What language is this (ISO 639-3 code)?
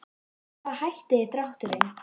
isl